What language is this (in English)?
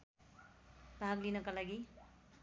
Nepali